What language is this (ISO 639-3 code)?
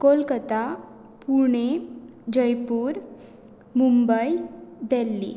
kok